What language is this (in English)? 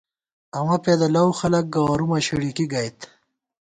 Gawar-Bati